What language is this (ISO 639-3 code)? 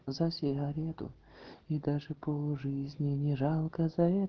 rus